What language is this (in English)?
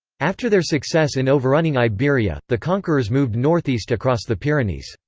English